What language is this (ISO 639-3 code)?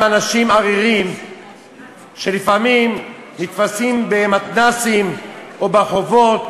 heb